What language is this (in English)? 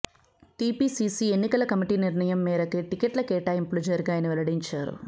Telugu